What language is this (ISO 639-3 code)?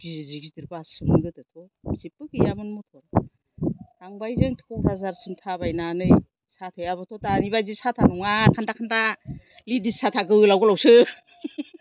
brx